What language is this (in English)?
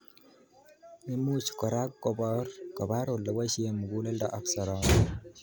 Kalenjin